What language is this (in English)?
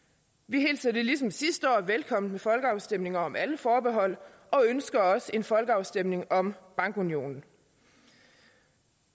Danish